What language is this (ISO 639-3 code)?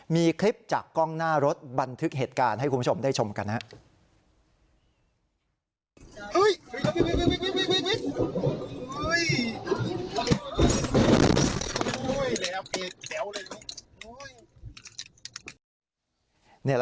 tha